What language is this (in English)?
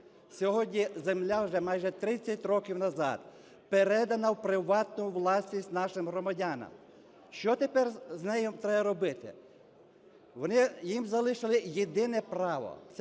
Ukrainian